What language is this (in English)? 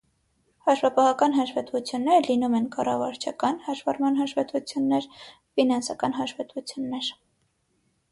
Armenian